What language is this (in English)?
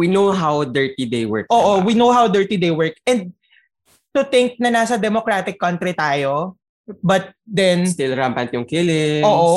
Filipino